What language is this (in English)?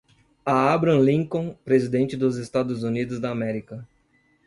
Portuguese